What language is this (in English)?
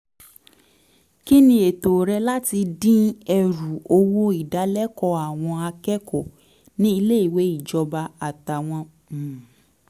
Yoruba